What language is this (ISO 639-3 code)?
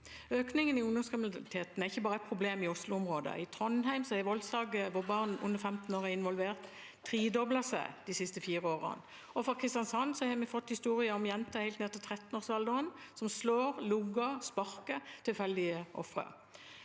nor